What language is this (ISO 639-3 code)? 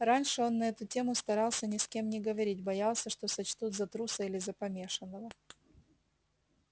rus